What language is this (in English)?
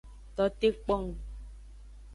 Aja (Benin)